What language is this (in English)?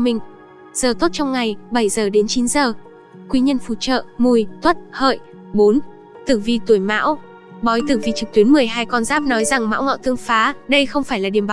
Vietnamese